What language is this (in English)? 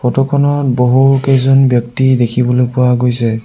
Assamese